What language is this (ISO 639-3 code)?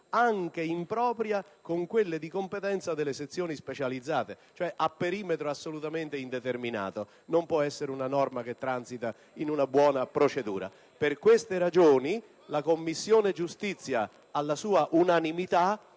ita